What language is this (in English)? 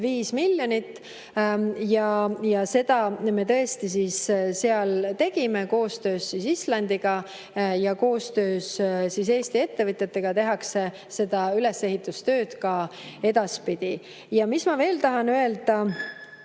Estonian